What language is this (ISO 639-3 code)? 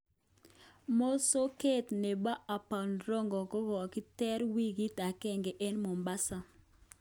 kln